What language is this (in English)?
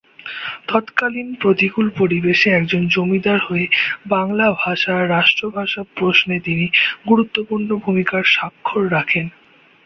Bangla